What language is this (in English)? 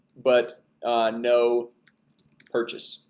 English